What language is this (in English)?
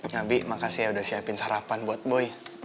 Indonesian